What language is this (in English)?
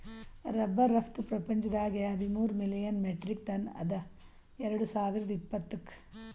Kannada